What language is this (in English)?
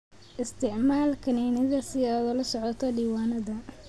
Somali